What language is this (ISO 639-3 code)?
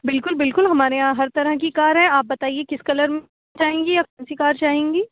urd